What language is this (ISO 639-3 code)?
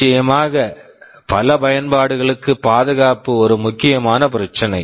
tam